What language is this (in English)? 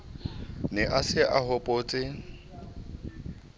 Southern Sotho